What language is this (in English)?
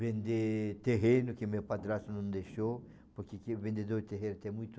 Portuguese